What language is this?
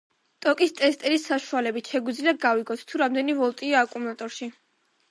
Georgian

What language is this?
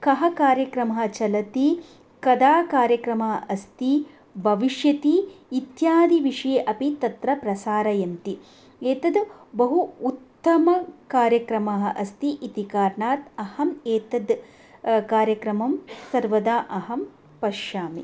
Sanskrit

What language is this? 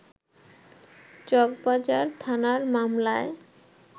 Bangla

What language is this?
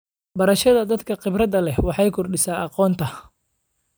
Somali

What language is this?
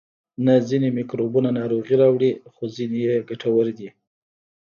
Pashto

